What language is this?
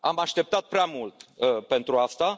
Romanian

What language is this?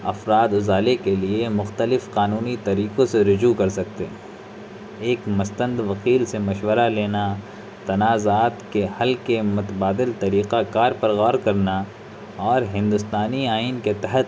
Urdu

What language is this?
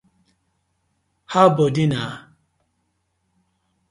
Nigerian Pidgin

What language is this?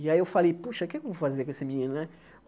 Portuguese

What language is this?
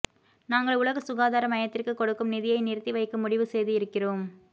Tamil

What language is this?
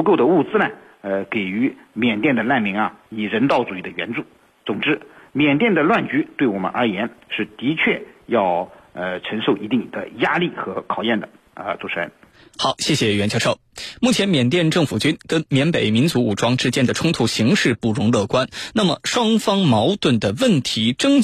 Chinese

